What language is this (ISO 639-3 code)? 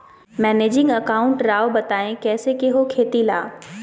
mag